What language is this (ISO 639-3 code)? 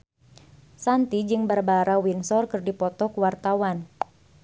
sun